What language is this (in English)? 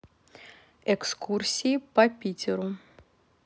Russian